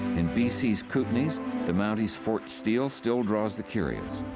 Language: English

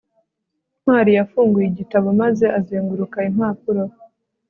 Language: Kinyarwanda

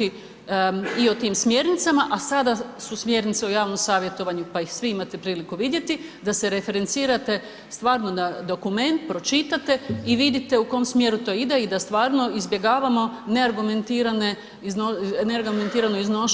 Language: Croatian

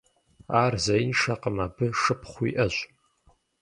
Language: Kabardian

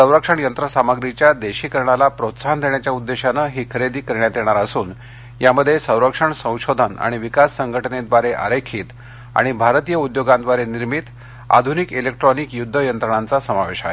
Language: Marathi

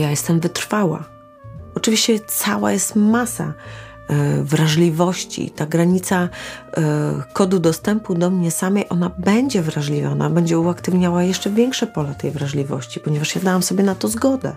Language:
Polish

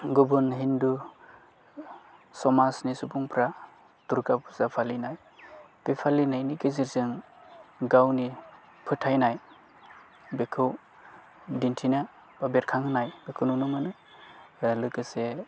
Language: Bodo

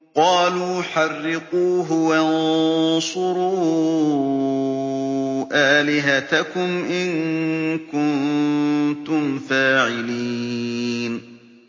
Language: Arabic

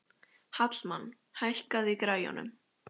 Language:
Icelandic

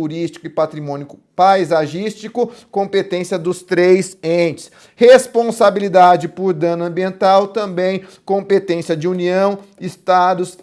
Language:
Portuguese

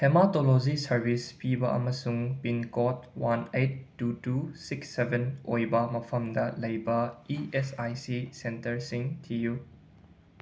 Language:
Manipuri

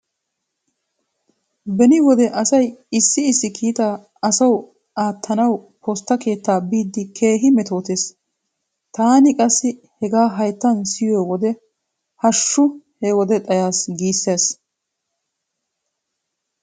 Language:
Wolaytta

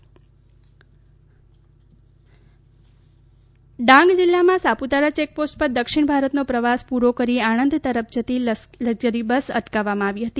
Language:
Gujarati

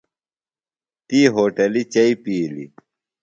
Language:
Phalura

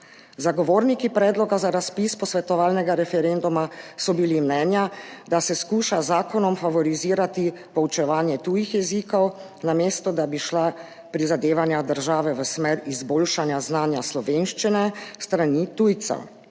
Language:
Slovenian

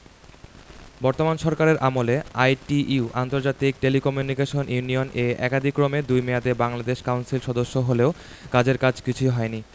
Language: Bangla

